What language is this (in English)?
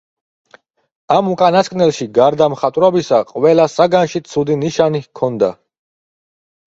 Georgian